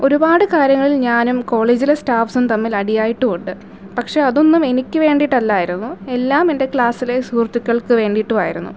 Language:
Malayalam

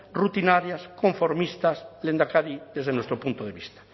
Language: Spanish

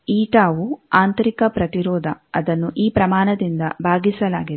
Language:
Kannada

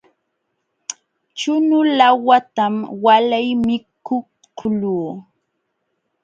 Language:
Jauja Wanca Quechua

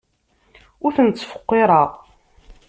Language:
Kabyle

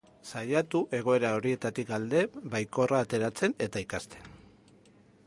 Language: Basque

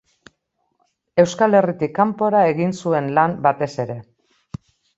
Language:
Basque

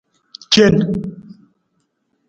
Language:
Nawdm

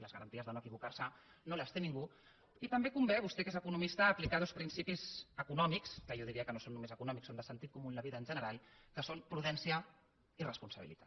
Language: Catalan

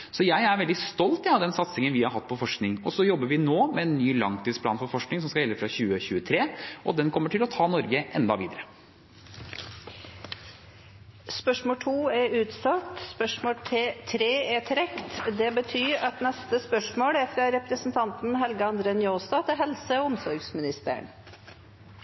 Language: Norwegian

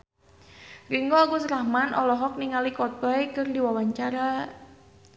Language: Sundanese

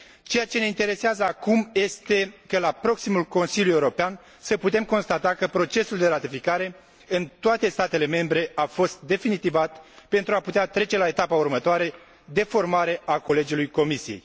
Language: Romanian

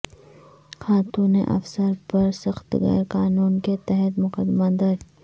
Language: Urdu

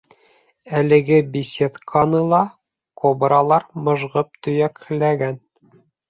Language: Bashkir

